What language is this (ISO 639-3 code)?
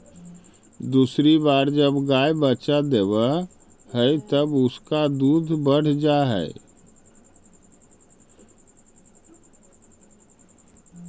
mag